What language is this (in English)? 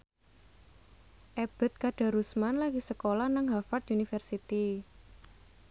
Javanese